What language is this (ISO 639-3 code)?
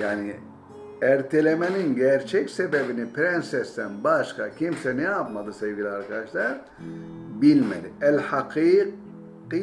tur